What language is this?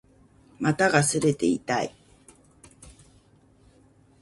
Japanese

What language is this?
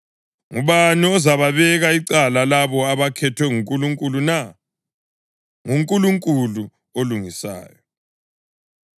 North Ndebele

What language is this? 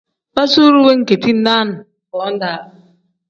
Tem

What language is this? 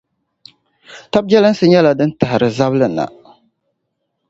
Dagbani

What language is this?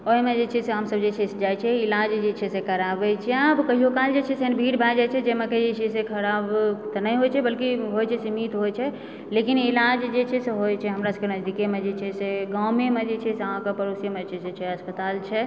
Maithili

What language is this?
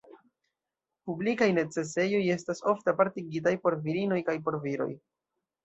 Esperanto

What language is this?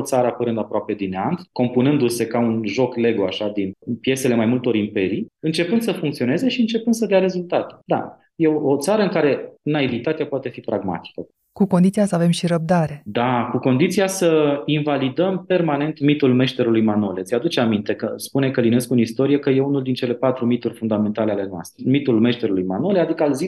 Romanian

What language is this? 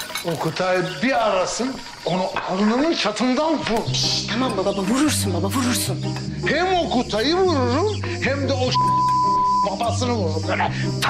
Turkish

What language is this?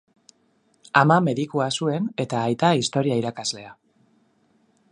Basque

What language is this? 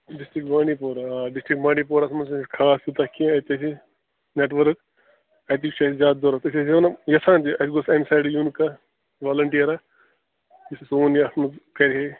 Kashmiri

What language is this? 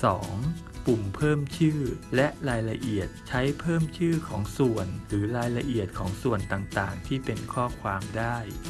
Thai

